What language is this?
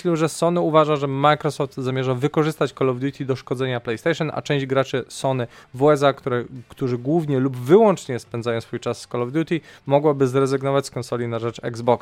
Polish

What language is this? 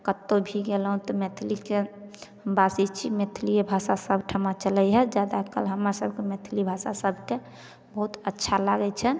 Maithili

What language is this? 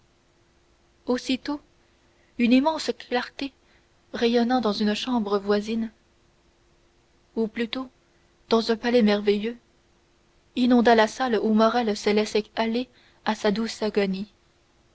French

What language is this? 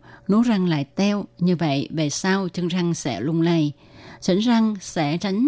Vietnamese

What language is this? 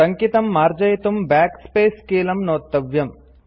Sanskrit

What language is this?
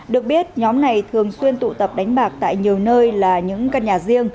Vietnamese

